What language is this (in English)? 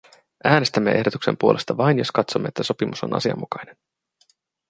Finnish